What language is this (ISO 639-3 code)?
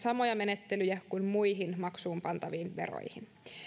fin